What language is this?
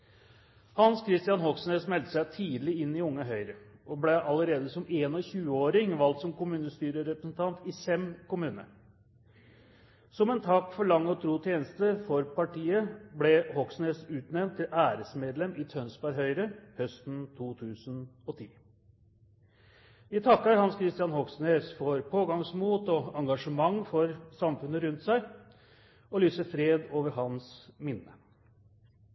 Norwegian Bokmål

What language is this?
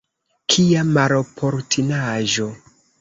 Esperanto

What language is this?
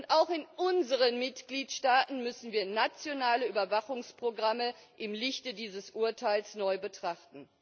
German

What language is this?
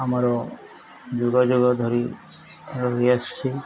Odia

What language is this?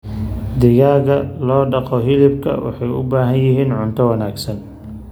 Somali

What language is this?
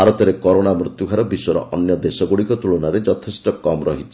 Odia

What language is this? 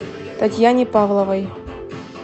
Russian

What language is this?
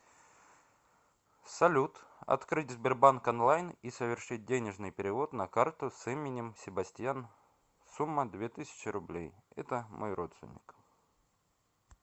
Russian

